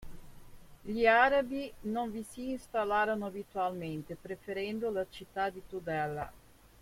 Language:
Italian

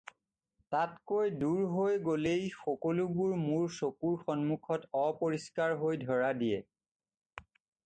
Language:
Assamese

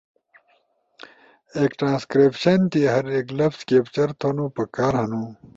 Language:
Ushojo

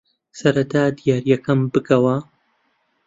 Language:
Central Kurdish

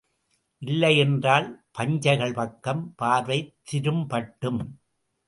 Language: Tamil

